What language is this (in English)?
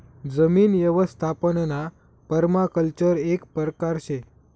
Marathi